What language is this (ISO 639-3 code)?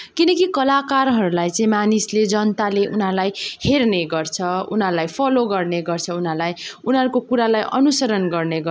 nep